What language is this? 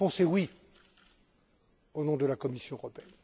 French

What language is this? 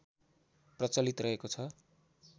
Nepali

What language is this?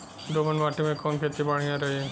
Bhojpuri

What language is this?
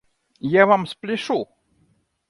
Russian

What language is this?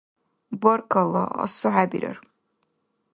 Dargwa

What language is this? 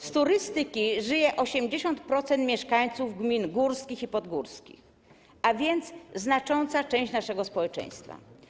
Polish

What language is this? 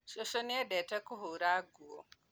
Kikuyu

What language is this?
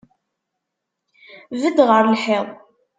Kabyle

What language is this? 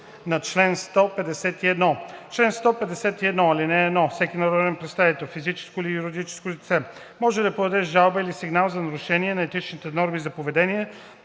Bulgarian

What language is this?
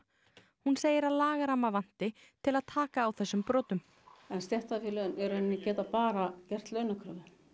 Icelandic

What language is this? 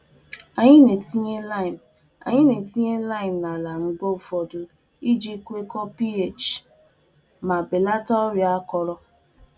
Igbo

